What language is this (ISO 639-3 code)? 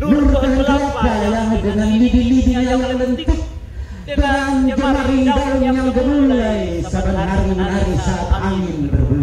ind